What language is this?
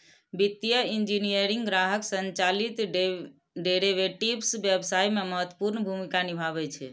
Maithili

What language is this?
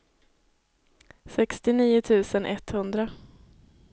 Swedish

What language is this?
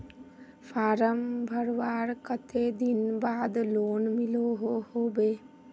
Magahi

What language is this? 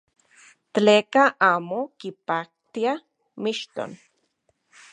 Central Puebla Nahuatl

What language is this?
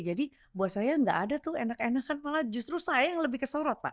Indonesian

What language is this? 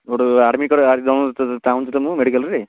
Odia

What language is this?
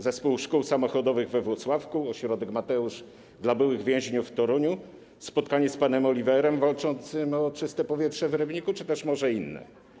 Polish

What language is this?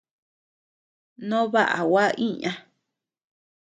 Tepeuxila Cuicatec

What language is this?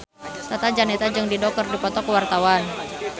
Sundanese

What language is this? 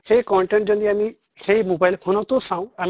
Assamese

